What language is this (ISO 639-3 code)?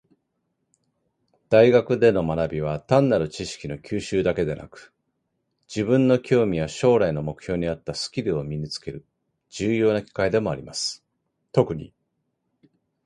jpn